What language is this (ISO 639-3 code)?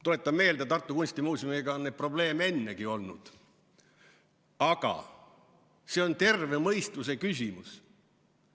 est